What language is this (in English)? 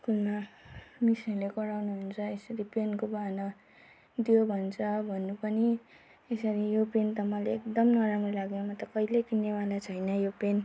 Nepali